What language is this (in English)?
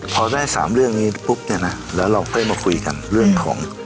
Thai